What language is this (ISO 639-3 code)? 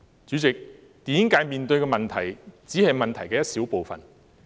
yue